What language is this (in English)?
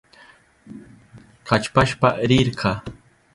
Southern Pastaza Quechua